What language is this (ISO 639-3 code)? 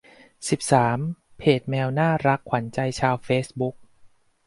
tha